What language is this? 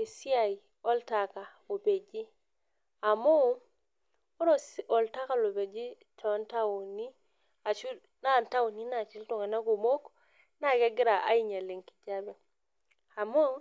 Masai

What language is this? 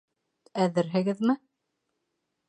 Bashkir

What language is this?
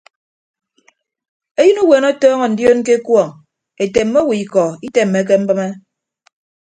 Ibibio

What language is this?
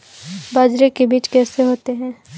Hindi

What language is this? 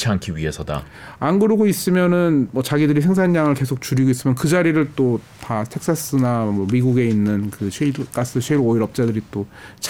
Korean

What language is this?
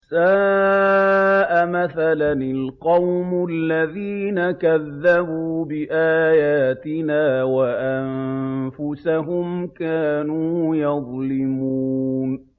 Arabic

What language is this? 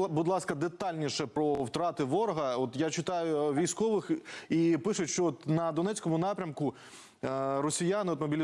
Ukrainian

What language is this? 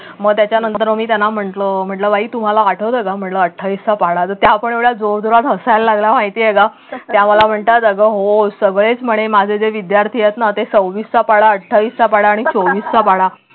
Marathi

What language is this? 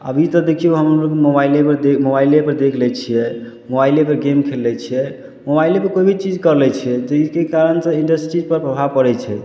Maithili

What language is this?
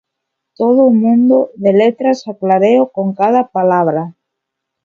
Galician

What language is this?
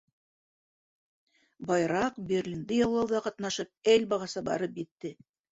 Bashkir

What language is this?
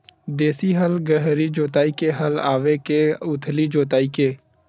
Chhattisgarhi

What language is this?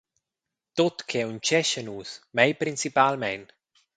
Romansh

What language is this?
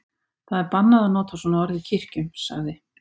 Icelandic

